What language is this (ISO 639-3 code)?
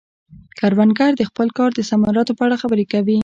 pus